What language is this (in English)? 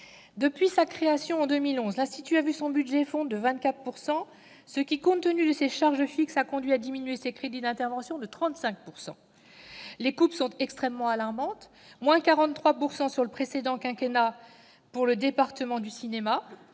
French